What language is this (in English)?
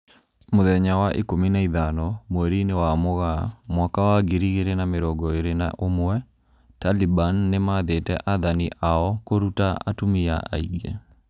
Kikuyu